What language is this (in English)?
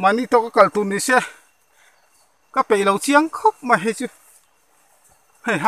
Thai